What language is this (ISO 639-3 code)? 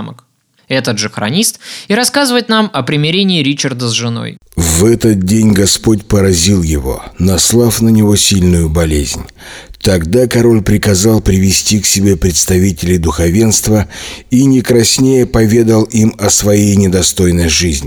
rus